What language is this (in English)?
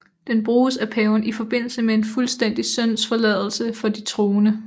Danish